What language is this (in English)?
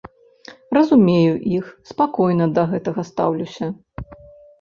Belarusian